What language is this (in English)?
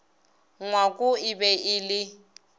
Northern Sotho